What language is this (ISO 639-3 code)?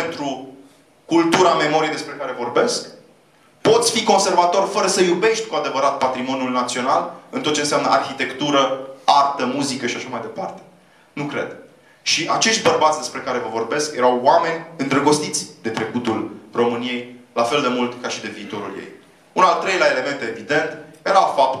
ron